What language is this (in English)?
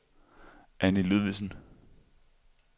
Danish